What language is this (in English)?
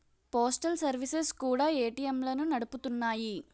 Telugu